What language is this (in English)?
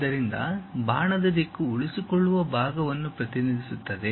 Kannada